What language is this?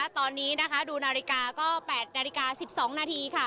Thai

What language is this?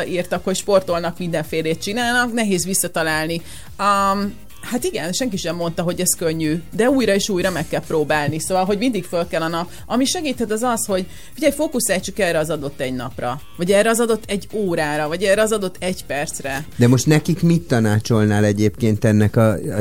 Hungarian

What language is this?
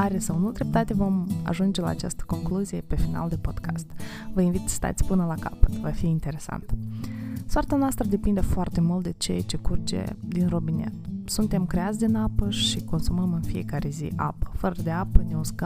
Romanian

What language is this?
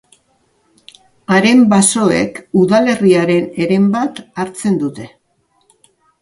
Basque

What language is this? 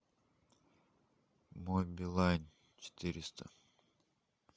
Russian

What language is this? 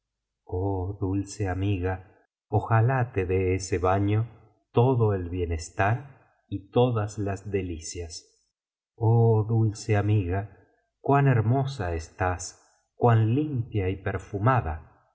Spanish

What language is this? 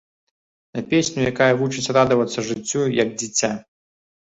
Belarusian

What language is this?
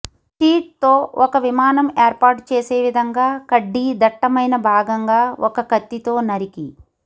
Telugu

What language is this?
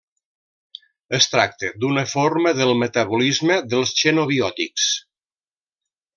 Catalan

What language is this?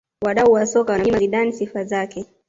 Swahili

